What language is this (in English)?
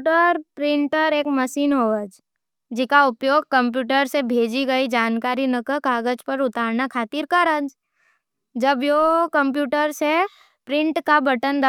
Nimadi